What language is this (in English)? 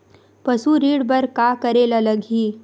Chhattisgarhi